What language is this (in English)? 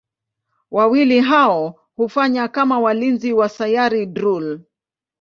Swahili